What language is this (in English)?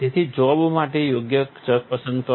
Gujarati